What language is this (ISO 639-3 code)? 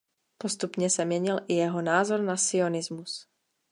ces